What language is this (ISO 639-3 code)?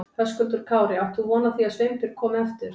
isl